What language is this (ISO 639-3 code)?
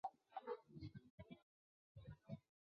zho